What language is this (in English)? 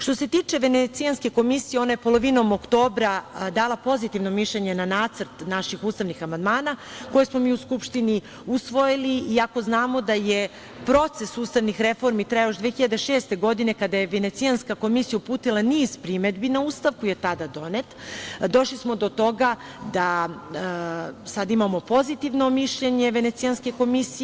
Serbian